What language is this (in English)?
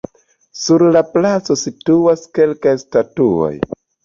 Esperanto